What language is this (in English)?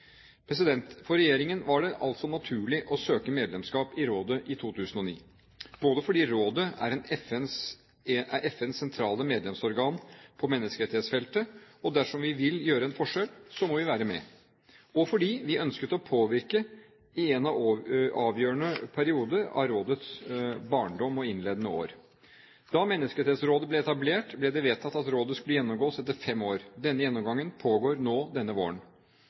Norwegian Bokmål